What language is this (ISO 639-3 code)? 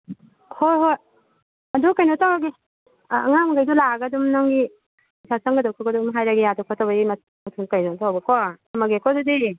mni